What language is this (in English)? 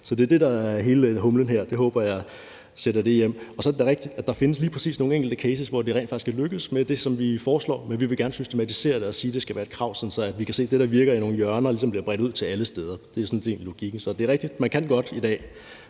Danish